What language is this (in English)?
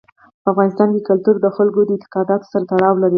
Pashto